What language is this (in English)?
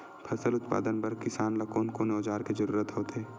Chhattisgarhi